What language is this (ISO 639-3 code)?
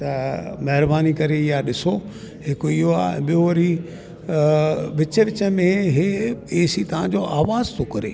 snd